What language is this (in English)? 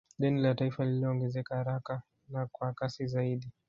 Swahili